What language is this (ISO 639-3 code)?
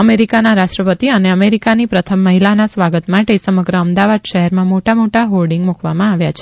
guj